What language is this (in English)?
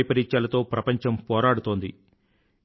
Telugu